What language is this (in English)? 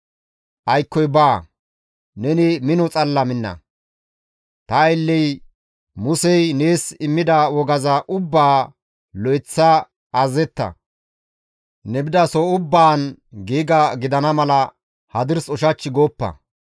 Gamo